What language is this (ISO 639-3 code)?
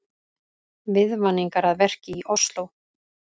isl